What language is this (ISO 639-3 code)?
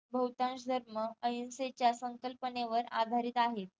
mar